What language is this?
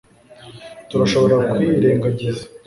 Kinyarwanda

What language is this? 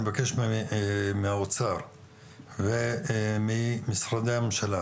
Hebrew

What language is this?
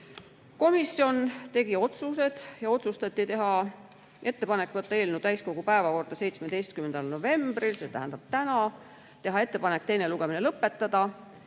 Estonian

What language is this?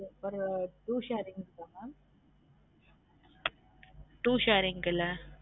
Tamil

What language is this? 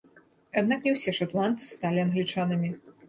Belarusian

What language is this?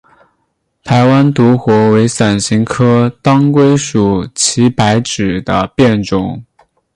Chinese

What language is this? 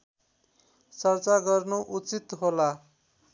Nepali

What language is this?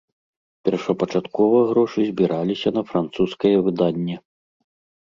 Belarusian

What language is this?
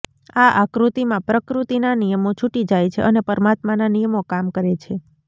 Gujarati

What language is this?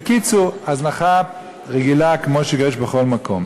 Hebrew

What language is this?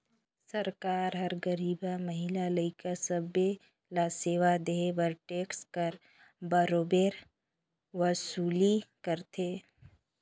Chhattisgarhi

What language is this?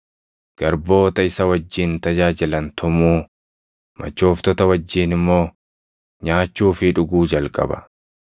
Oromo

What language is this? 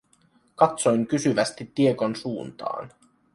Finnish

